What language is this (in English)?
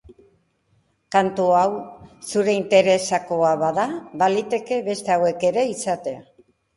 Basque